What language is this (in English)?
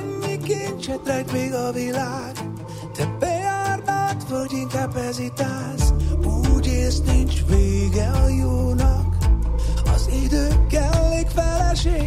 Hungarian